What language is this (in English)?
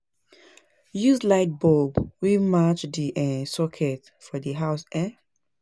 Nigerian Pidgin